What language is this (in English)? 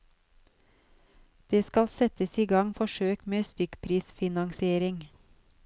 Norwegian